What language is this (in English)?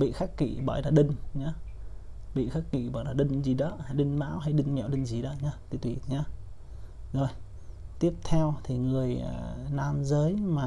Vietnamese